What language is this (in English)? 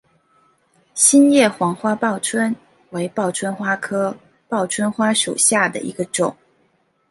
Chinese